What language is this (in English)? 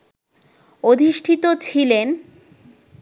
Bangla